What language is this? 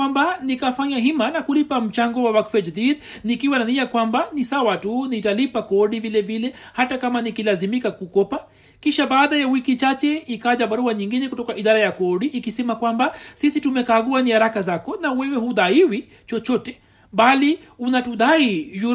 Swahili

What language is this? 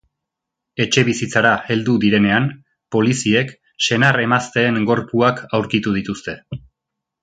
Basque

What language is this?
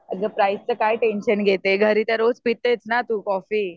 Marathi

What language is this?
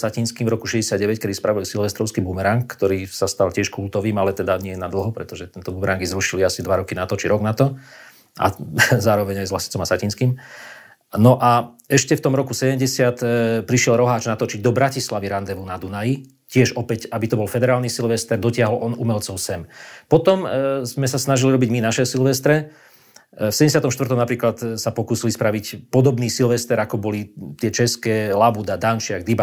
Slovak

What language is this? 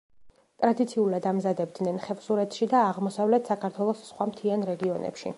Georgian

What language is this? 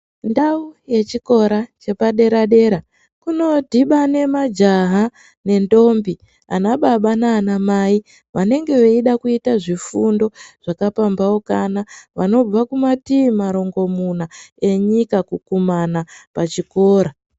Ndau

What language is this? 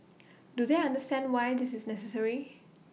English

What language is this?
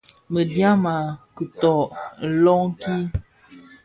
Bafia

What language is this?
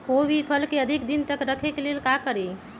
Magahi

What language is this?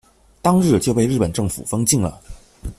Chinese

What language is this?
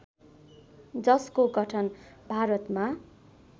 Nepali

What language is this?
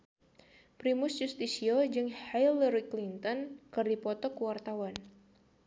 Sundanese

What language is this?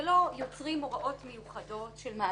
Hebrew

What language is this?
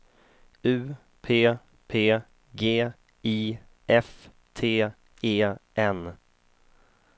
Swedish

